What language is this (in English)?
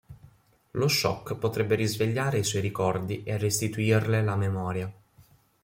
Italian